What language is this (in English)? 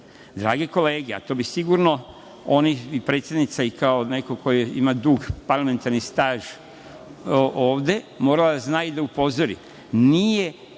Serbian